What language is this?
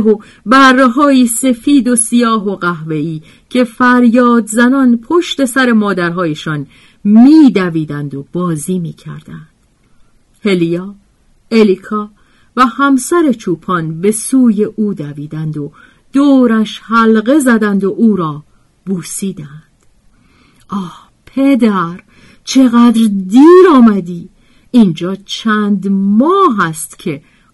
Persian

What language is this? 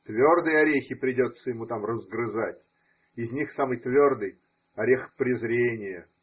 Russian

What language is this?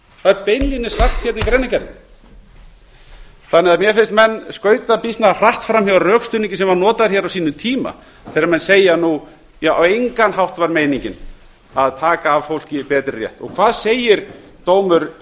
Icelandic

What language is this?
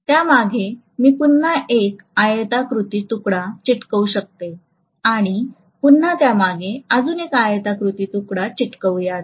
Marathi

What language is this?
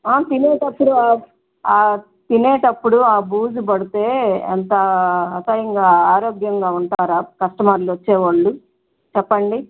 Telugu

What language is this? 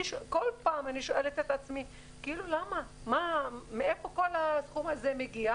Hebrew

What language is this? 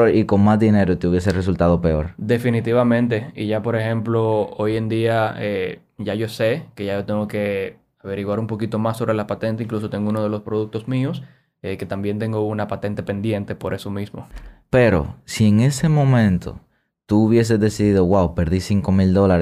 Spanish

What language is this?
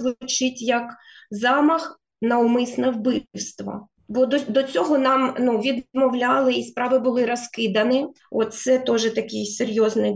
Ukrainian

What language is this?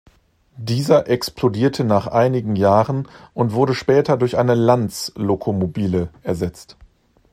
German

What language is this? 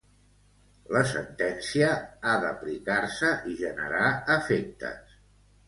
Catalan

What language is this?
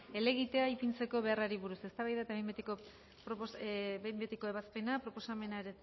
Basque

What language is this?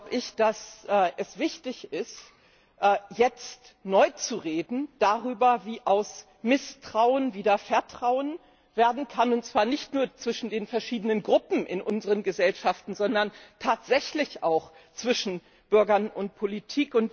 German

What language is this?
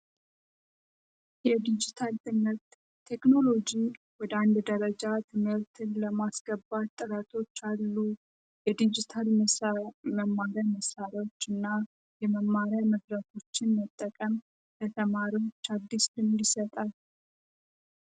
Amharic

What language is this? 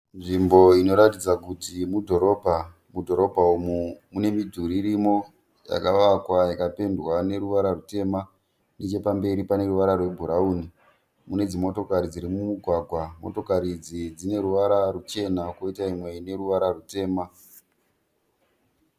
Shona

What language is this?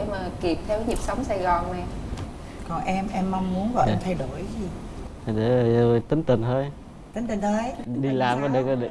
Vietnamese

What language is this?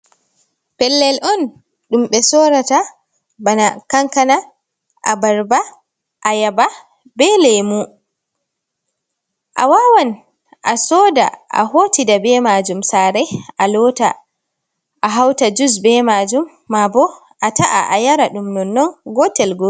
Fula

